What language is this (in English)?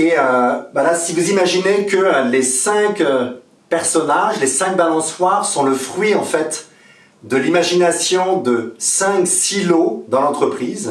French